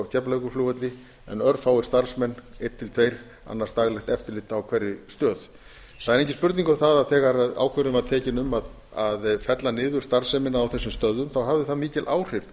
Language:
Icelandic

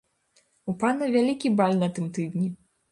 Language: Belarusian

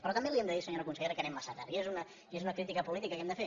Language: Catalan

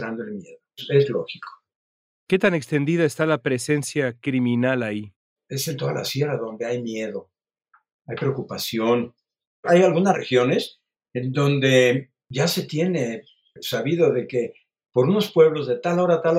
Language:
Spanish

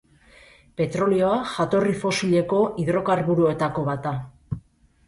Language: Basque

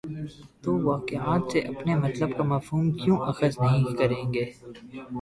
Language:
Urdu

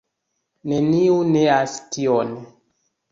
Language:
Esperanto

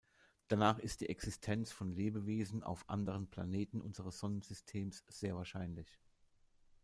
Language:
German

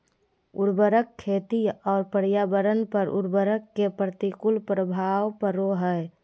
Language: Magahi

